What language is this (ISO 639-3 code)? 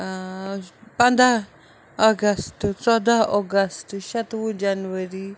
kas